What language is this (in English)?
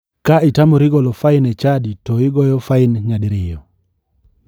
Luo (Kenya and Tanzania)